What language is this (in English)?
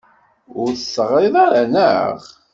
Kabyle